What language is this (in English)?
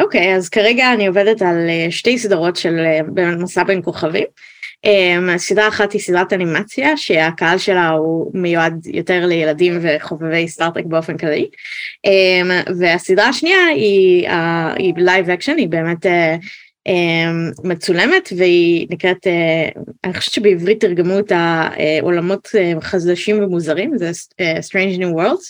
Hebrew